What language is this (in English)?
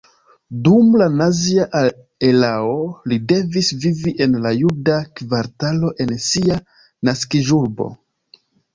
Esperanto